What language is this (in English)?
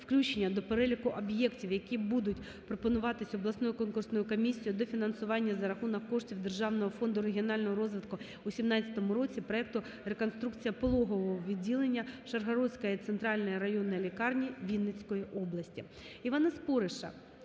Ukrainian